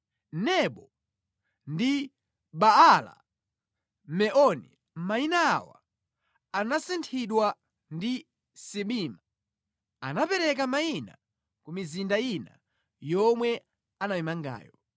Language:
Nyanja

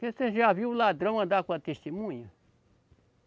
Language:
Portuguese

